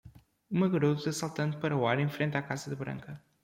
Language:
Portuguese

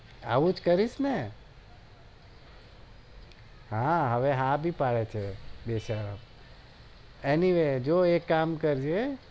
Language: Gujarati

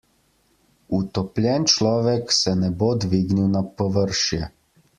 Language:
Slovenian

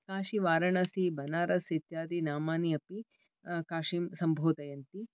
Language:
Sanskrit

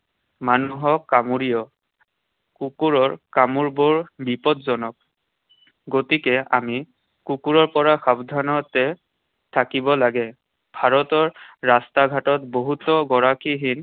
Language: Assamese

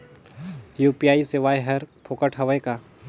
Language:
Chhattisgarhi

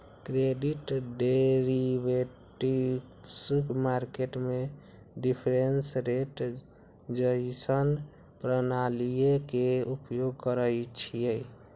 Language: Magahi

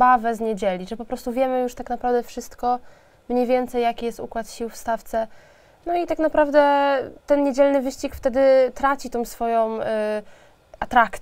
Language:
Polish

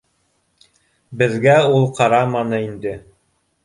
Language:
Bashkir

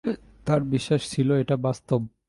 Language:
Bangla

